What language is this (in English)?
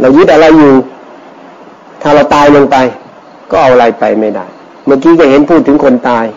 Thai